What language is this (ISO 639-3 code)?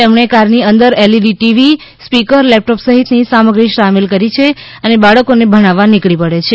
guj